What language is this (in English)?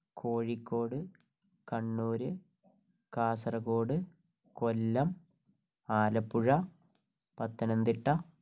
Malayalam